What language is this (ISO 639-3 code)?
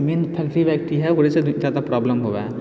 mai